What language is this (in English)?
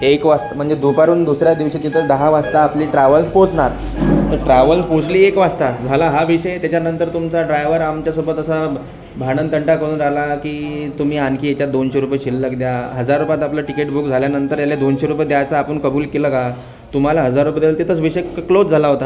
Marathi